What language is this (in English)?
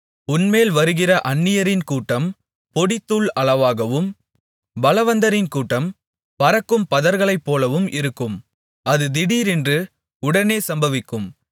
Tamil